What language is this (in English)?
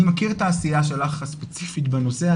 Hebrew